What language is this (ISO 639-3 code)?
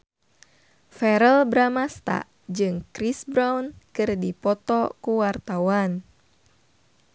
sun